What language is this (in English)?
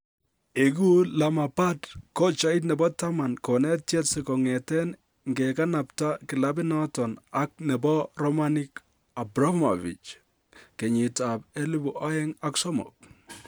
Kalenjin